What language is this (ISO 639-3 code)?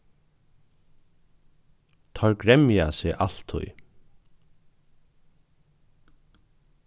fao